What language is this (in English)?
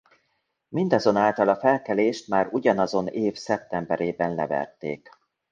Hungarian